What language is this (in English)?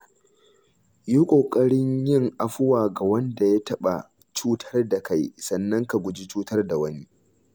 Hausa